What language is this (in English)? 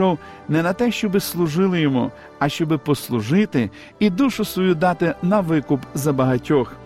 Ukrainian